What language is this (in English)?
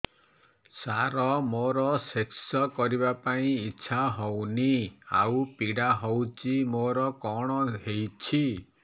Odia